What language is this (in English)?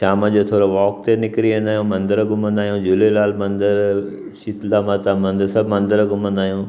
Sindhi